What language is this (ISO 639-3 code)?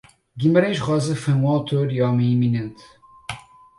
por